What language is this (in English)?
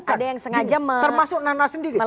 Indonesian